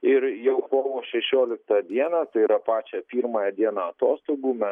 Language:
Lithuanian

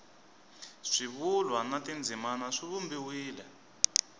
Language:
Tsonga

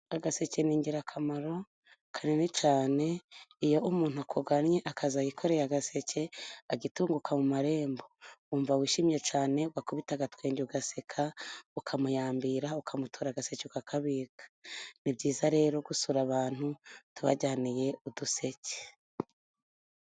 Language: Kinyarwanda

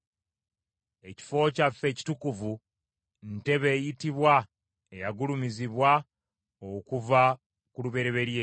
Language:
Ganda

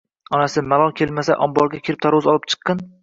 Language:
Uzbek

